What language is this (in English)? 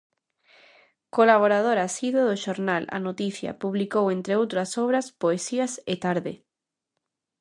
Galician